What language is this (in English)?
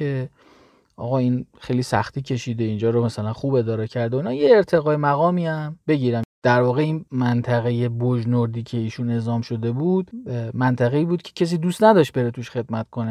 Persian